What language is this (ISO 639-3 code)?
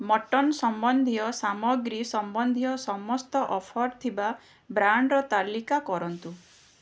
ori